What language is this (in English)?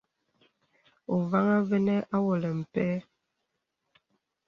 Bebele